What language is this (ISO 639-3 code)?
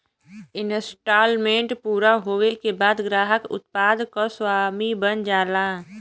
bho